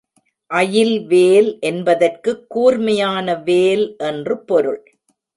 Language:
Tamil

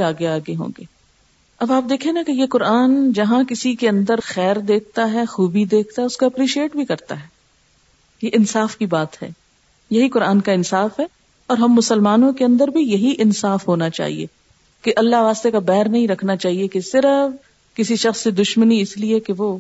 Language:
Urdu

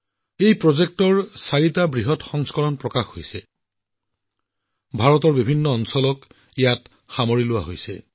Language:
Assamese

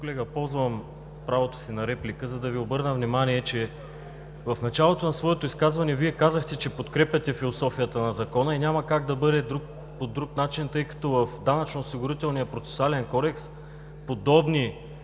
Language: Bulgarian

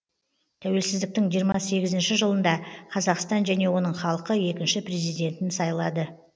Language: Kazakh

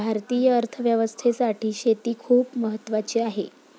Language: Marathi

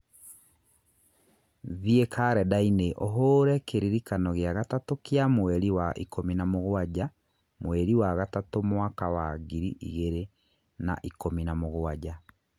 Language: Kikuyu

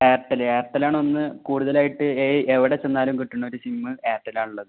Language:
Malayalam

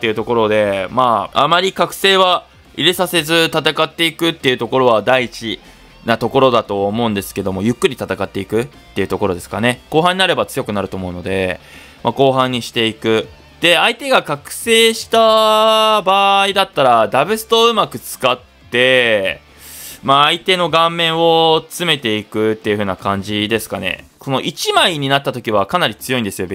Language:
Japanese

